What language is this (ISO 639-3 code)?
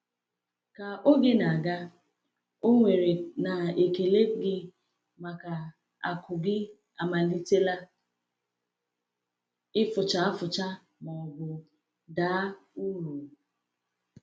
ibo